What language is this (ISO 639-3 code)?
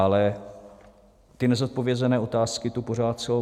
ces